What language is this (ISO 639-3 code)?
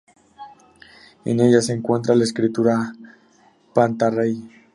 spa